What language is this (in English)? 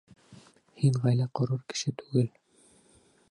Bashkir